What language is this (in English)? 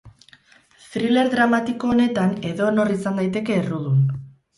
Basque